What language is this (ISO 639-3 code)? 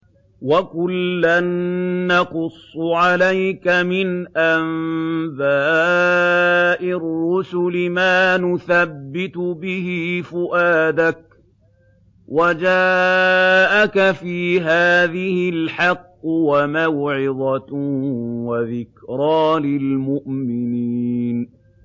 ara